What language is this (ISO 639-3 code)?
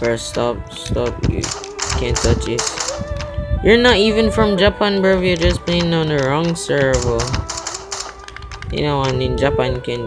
eng